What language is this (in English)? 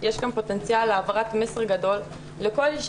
Hebrew